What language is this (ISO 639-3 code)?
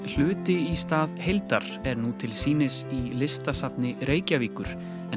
isl